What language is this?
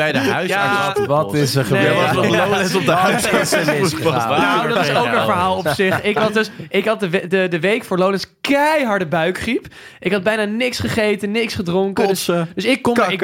Dutch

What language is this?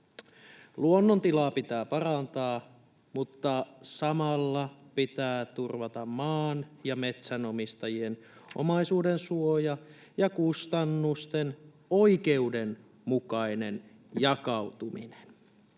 Finnish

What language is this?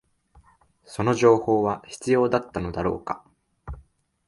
Japanese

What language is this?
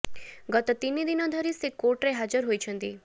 Odia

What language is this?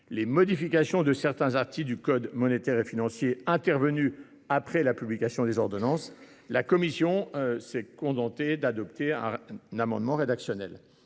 French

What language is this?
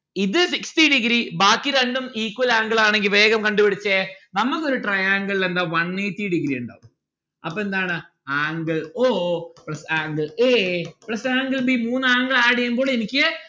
Malayalam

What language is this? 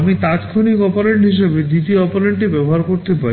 Bangla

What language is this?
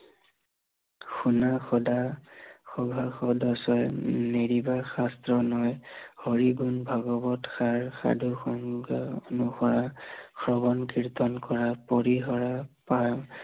Assamese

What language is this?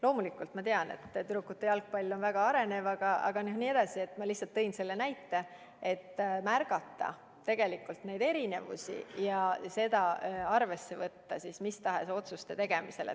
Estonian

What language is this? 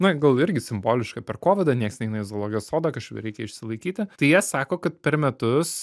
Lithuanian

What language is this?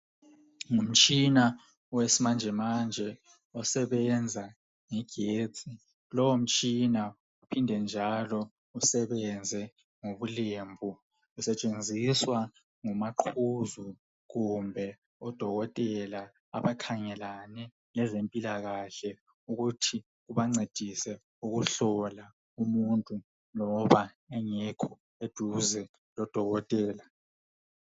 North Ndebele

